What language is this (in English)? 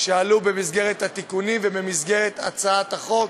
Hebrew